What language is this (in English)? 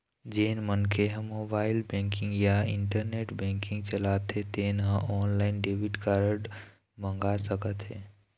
Chhattisgarhi